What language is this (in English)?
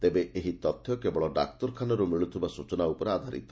Odia